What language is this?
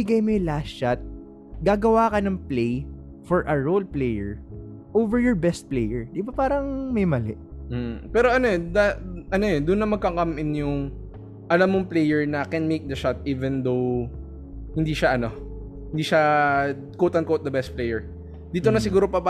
Filipino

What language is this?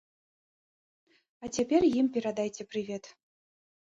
Belarusian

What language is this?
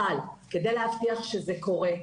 Hebrew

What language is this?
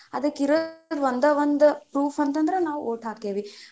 Kannada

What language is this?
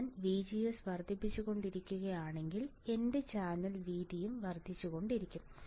Malayalam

